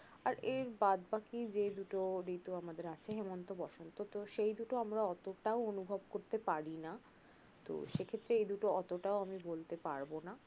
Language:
Bangla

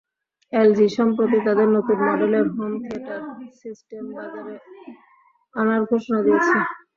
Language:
Bangla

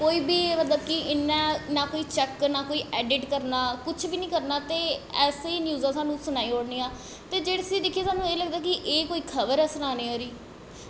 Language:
Dogri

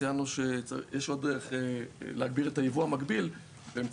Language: Hebrew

